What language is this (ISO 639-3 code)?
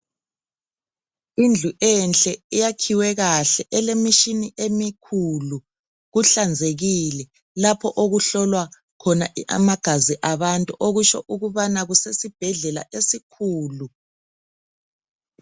nde